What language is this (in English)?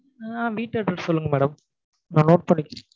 Tamil